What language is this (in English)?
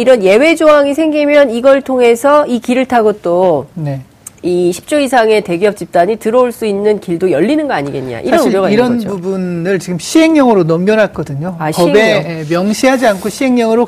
Korean